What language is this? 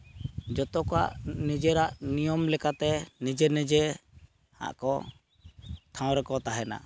Santali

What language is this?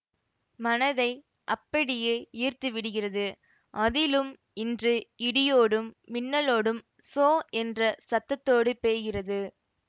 Tamil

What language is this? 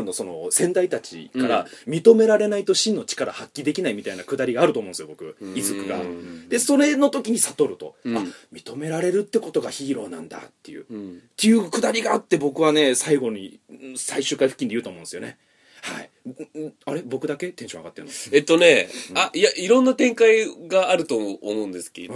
Japanese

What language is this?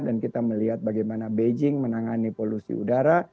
Indonesian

